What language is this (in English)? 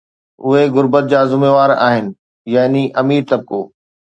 Sindhi